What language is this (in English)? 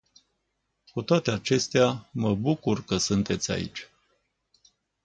Romanian